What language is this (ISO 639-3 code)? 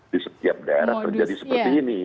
ind